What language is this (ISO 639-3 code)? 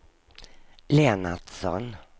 swe